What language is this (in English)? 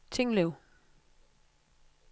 Danish